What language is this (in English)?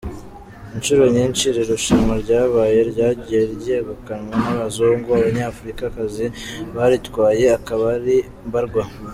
Kinyarwanda